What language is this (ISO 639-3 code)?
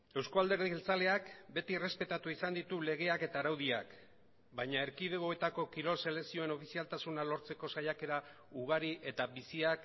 eus